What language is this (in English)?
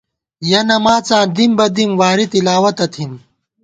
Gawar-Bati